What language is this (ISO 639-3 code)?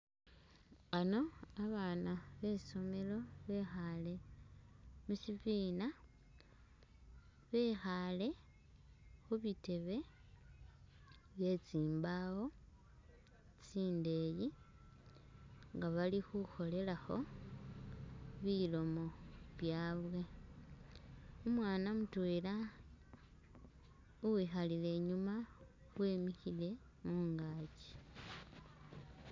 myx